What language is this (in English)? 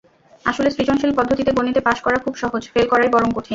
Bangla